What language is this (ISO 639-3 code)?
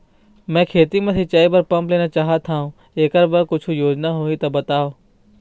hne